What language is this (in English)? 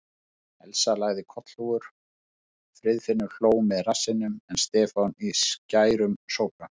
Icelandic